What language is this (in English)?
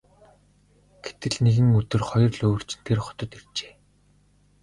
Mongolian